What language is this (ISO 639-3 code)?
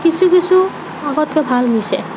asm